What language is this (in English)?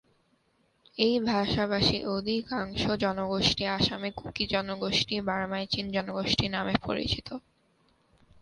Bangla